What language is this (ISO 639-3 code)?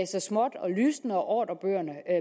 dan